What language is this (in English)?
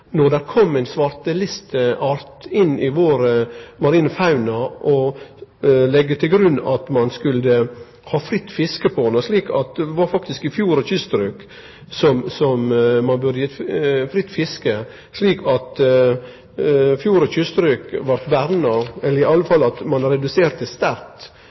Norwegian Nynorsk